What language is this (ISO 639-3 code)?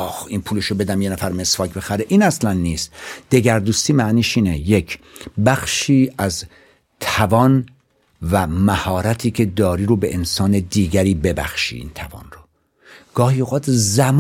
fas